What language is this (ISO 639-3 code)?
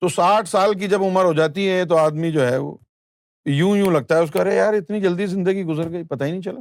urd